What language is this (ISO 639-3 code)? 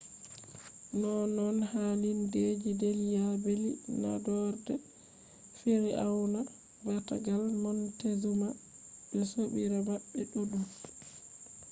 ful